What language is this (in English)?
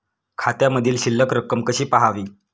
Marathi